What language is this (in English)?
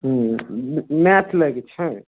Maithili